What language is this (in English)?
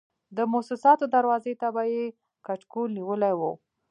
Pashto